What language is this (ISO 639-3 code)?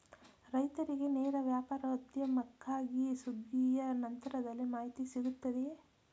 kan